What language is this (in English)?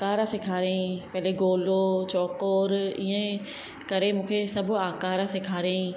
Sindhi